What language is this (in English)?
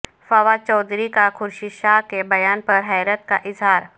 Urdu